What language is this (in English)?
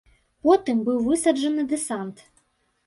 Belarusian